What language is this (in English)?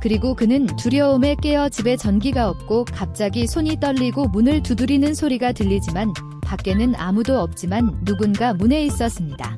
Korean